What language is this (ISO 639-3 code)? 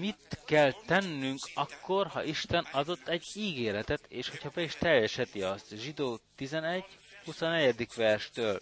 hun